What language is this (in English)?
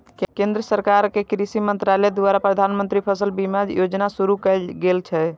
Maithili